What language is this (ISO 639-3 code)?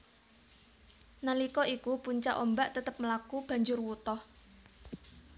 jav